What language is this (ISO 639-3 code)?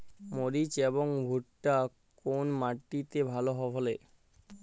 ben